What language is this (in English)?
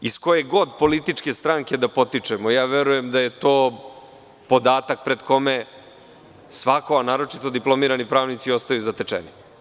Serbian